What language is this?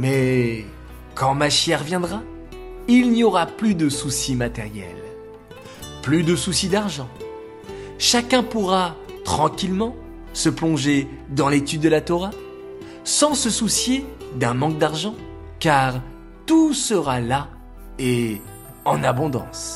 French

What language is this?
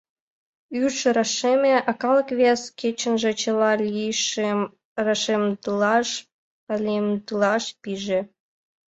Mari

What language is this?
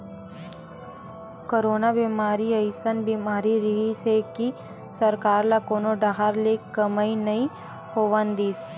Chhattisgarhi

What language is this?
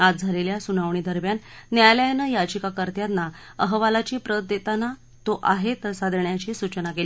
Marathi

